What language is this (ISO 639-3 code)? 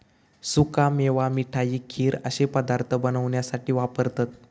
mar